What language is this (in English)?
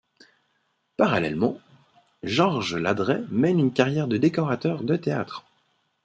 French